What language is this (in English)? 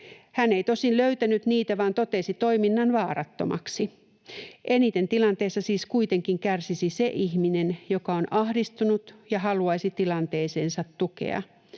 Finnish